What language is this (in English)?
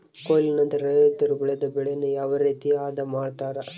Kannada